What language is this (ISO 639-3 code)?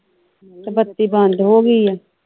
pan